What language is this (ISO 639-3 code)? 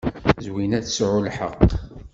kab